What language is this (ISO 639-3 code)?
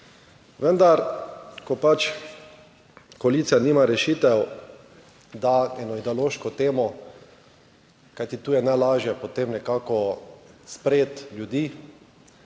slv